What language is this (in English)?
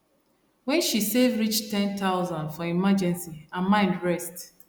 Nigerian Pidgin